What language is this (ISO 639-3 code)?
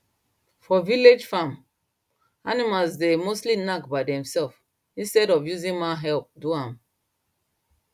pcm